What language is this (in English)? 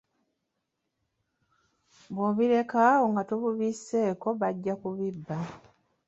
Ganda